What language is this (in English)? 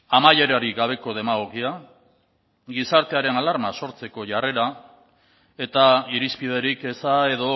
Basque